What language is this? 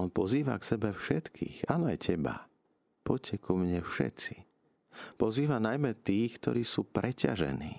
Slovak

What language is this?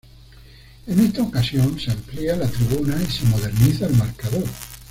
Spanish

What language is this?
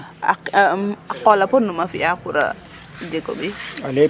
Serer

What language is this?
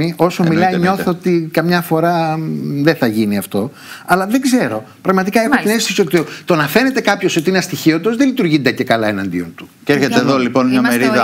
Greek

